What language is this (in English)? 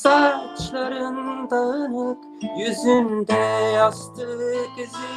Turkish